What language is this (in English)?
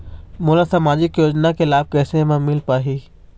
Chhattisgarhi